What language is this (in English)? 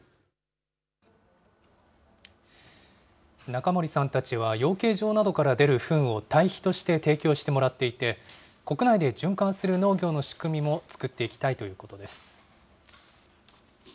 Japanese